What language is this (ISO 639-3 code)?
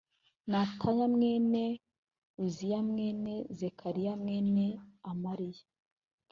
kin